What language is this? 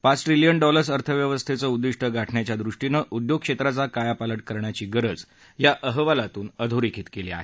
Marathi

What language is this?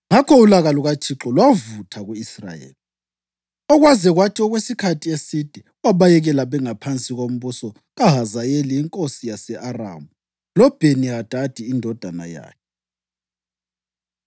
North Ndebele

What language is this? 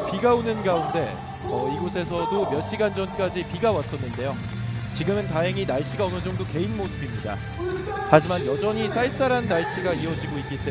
Korean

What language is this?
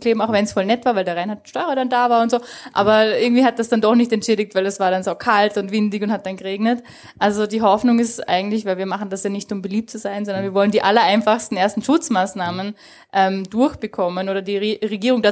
German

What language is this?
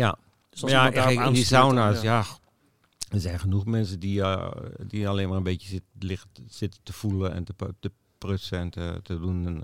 Dutch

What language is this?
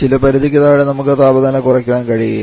Malayalam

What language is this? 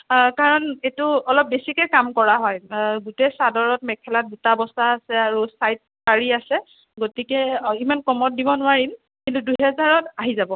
Assamese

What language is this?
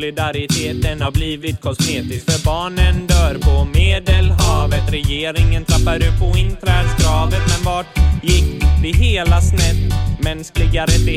Swedish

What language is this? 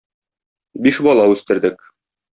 Tatar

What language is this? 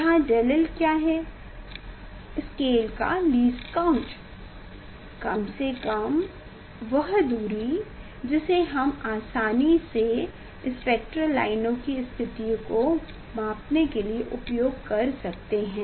Hindi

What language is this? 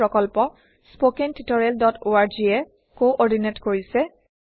Assamese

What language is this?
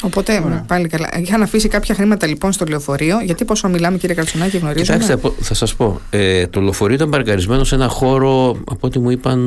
Greek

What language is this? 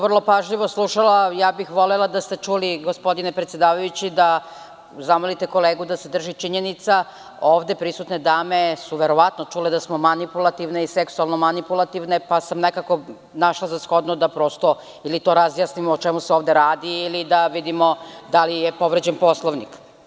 Serbian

